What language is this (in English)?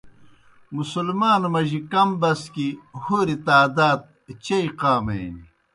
Kohistani Shina